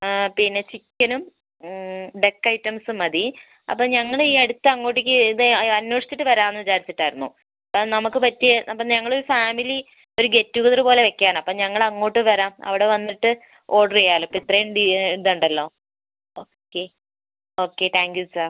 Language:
Malayalam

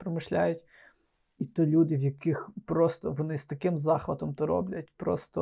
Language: Ukrainian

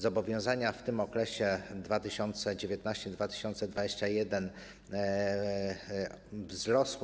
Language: Polish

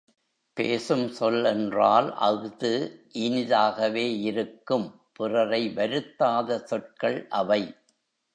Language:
Tamil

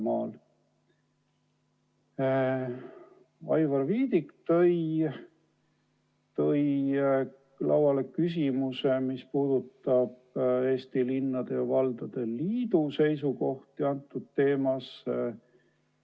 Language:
Estonian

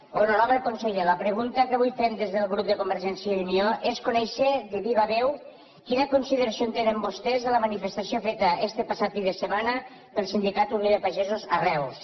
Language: Catalan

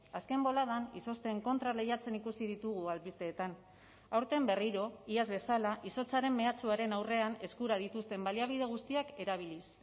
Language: Basque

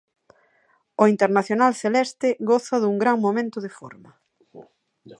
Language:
Galician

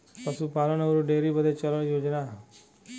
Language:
Bhojpuri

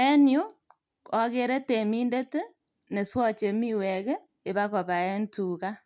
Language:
Kalenjin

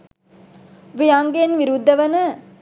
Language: Sinhala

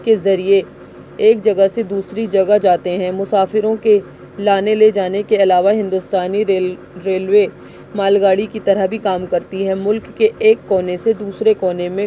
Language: Urdu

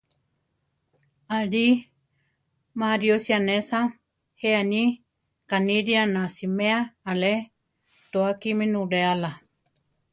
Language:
Central Tarahumara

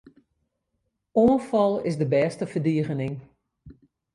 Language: Western Frisian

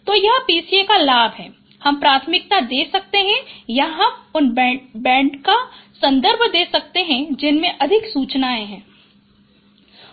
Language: Hindi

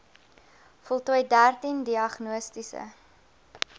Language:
Afrikaans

